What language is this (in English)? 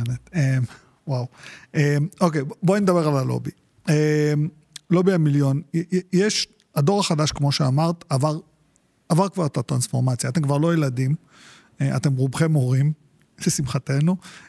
Hebrew